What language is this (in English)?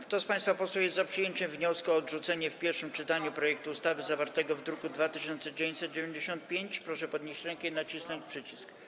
Polish